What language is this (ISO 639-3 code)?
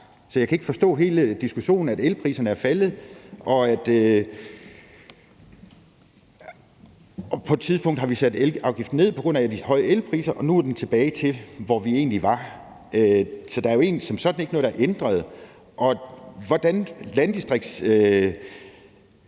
dan